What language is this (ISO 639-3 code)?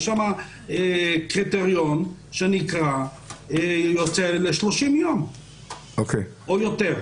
heb